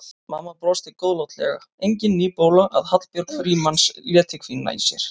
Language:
Icelandic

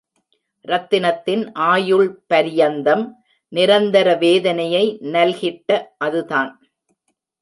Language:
Tamil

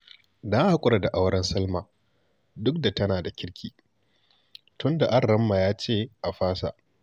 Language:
Hausa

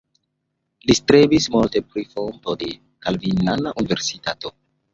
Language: Esperanto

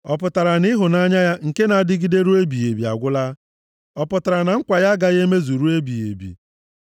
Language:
Igbo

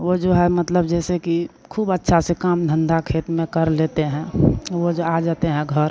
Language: Hindi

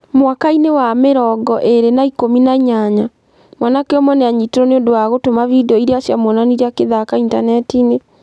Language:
Kikuyu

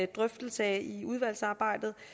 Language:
Danish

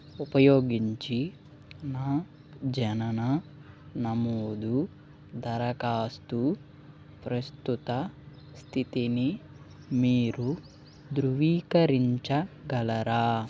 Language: Telugu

